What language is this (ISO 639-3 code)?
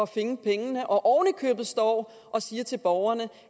dan